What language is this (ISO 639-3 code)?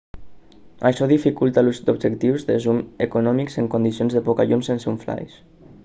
cat